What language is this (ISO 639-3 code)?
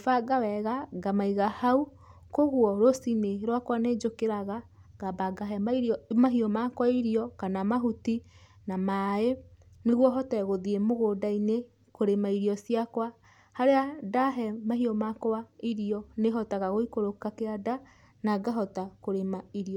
kik